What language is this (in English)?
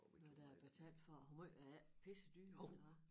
Danish